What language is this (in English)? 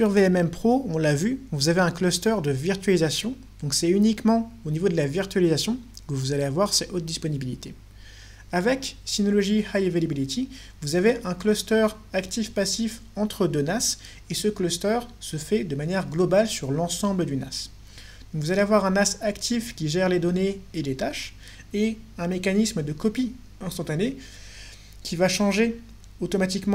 French